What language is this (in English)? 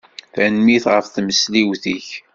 Kabyle